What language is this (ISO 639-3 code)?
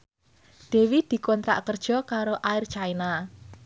jav